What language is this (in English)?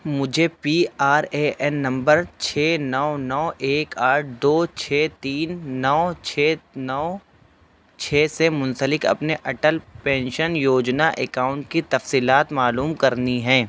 Urdu